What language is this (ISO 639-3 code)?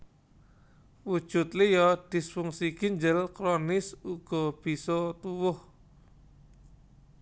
jav